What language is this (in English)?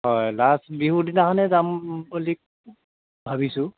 Assamese